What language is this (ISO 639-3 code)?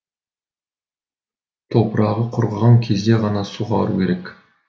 kaz